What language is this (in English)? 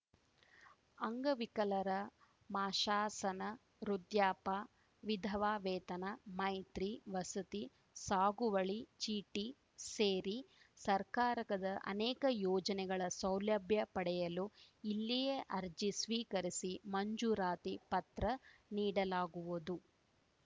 Kannada